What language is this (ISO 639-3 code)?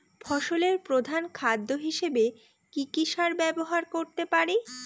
ben